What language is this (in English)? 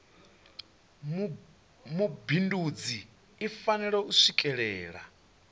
Venda